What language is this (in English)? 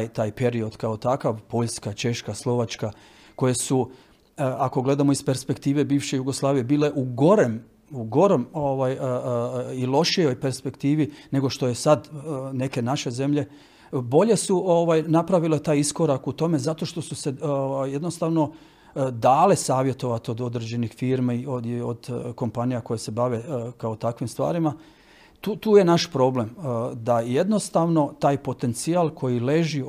Croatian